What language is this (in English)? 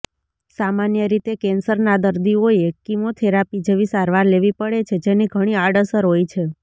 Gujarati